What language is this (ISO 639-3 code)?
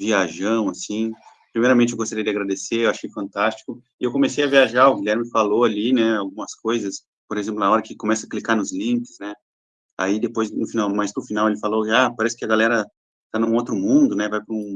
por